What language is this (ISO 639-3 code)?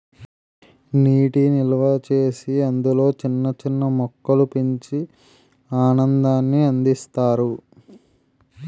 tel